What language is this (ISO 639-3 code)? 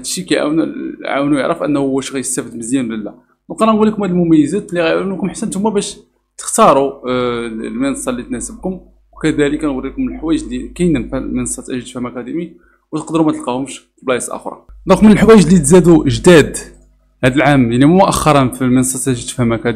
ara